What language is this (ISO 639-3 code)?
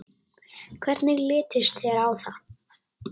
isl